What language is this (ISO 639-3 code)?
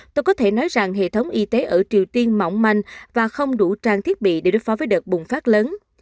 vie